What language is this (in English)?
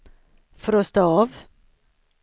Swedish